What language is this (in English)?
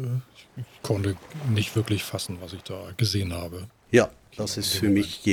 German